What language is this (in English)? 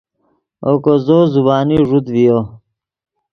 Yidgha